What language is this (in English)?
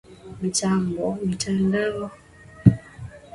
Swahili